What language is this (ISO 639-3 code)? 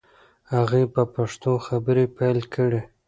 pus